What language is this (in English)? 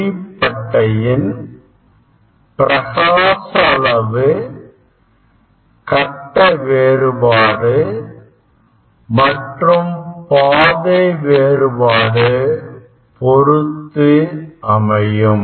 Tamil